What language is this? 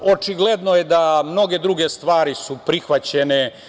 Serbian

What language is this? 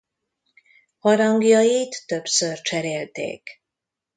Hungarian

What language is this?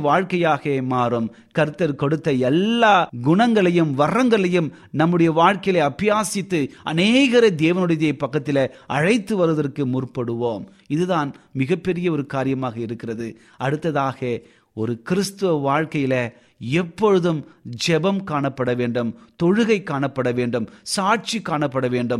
Tamil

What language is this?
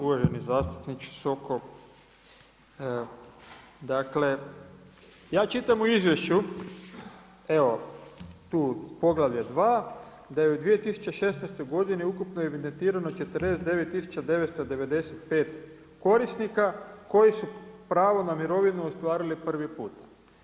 Croatian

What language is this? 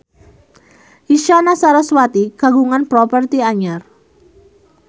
Sundanese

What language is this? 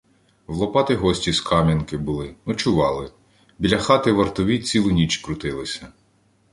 Ukrainian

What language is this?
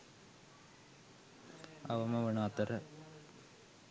Sinhala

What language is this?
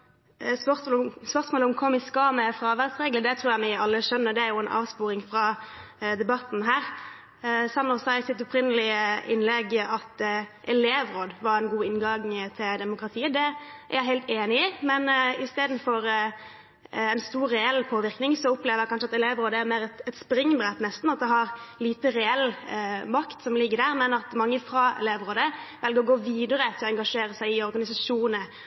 Norwegian Bokmål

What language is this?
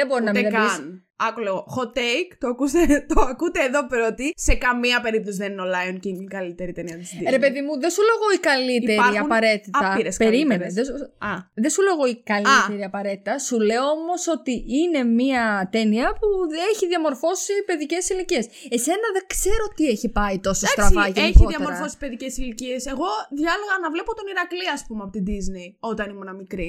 Greek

